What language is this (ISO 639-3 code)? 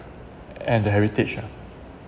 eng